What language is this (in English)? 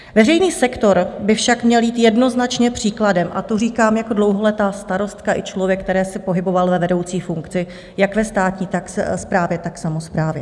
Czech